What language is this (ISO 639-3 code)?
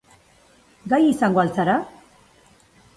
eus